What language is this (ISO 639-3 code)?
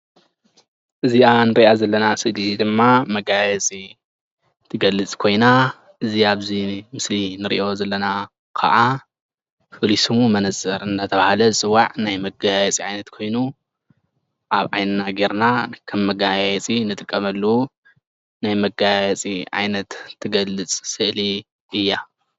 tir